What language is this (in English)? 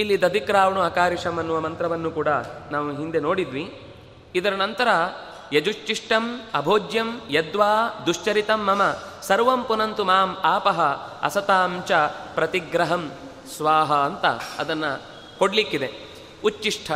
Kannada